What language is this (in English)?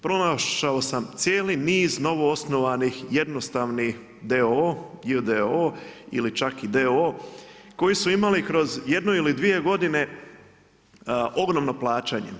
Croatian